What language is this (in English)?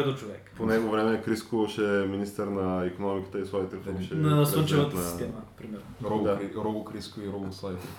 Bulgarian